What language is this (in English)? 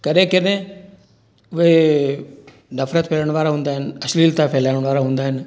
Sindhi